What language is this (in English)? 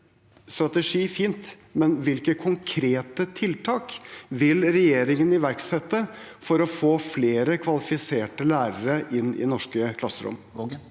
Norwegian